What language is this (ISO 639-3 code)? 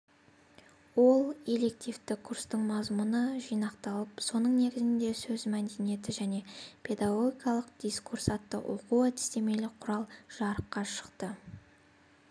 kaz